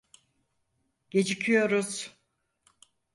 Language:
Turkish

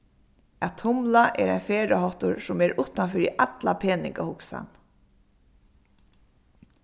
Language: Faroese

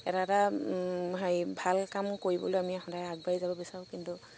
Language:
Assamese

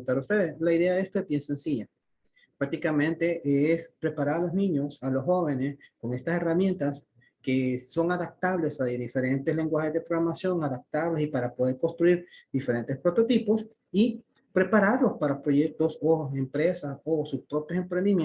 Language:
Spanish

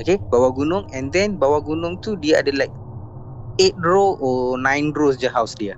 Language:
Malay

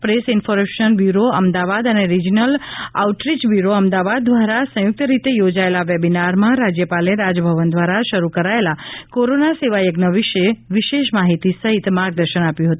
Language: Gujarati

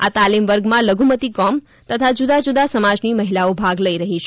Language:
Gujarati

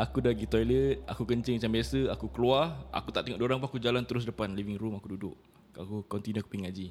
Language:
Malay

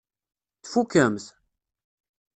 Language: Kabyle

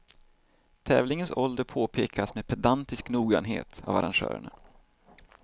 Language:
Swedish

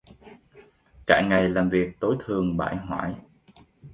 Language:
Vietnamese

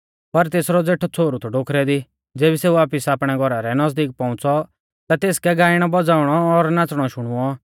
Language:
Mahasu Pahari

